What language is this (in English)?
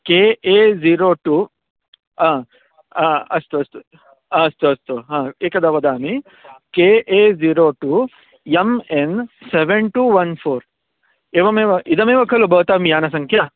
Sanskrit